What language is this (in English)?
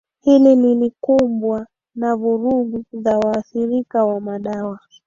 Swahili